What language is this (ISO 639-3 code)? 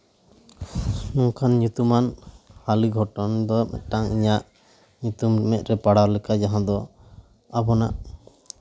sat